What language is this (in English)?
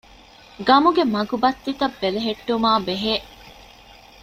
Divehi